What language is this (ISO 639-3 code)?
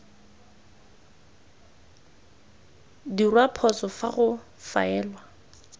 tsn